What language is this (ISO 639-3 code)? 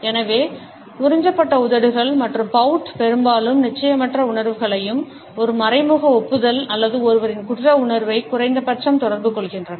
tam